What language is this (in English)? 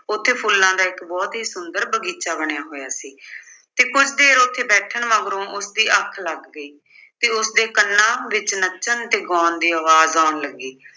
Punjabi